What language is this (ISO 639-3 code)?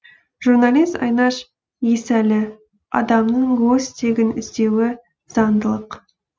kaz